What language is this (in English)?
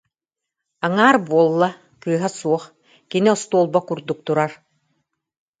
Yakut